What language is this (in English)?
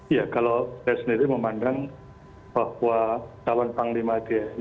Indonesian